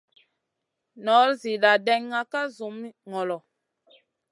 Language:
Masana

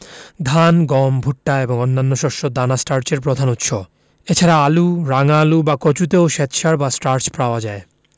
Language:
Bangla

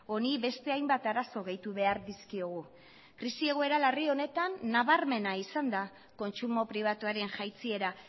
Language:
Basque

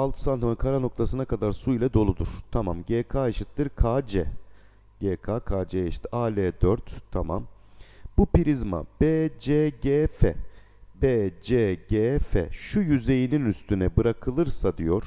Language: Turkish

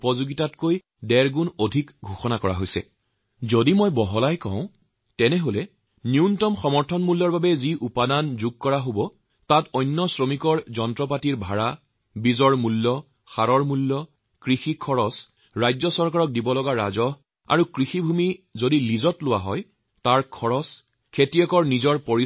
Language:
Assamese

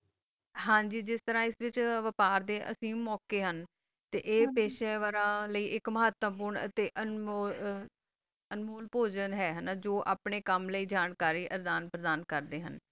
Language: Punjabi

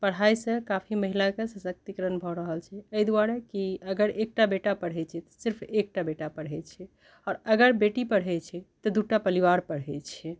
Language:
Maithili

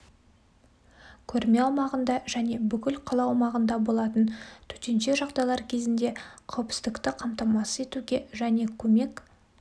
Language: Kazakh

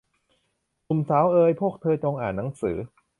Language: Thai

